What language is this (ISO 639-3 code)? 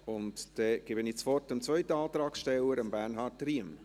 gsw